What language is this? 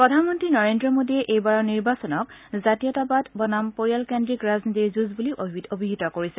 Assamese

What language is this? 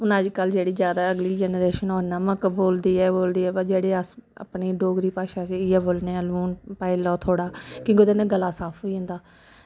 Dogri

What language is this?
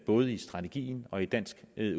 Danish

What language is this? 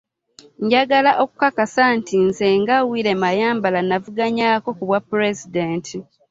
Ganda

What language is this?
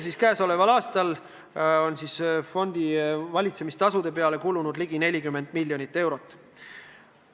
Estonian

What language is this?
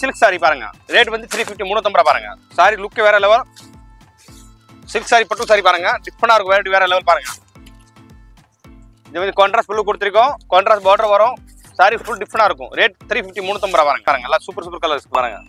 Tamil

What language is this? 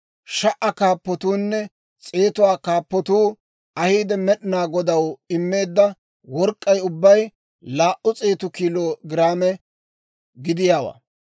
Dawro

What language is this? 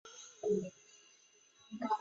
Chinese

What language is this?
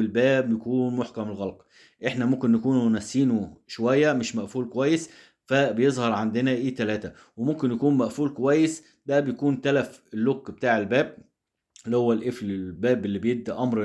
Arabic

